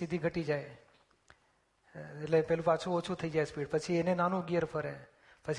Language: Gujarati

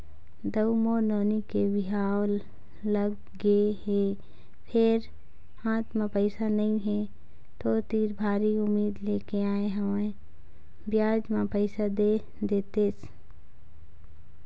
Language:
Chhattisgarhi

